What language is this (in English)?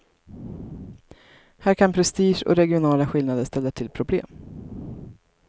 Swedish